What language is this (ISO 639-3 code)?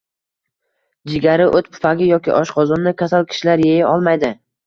uzb